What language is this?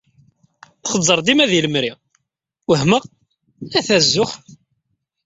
Kabyle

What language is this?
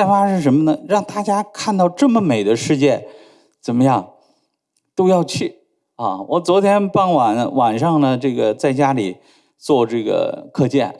Chinese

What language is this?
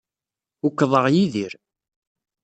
Kabyle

